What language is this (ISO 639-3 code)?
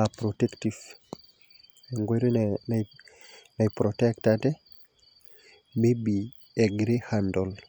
mas